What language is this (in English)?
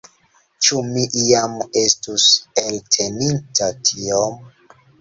Esperanto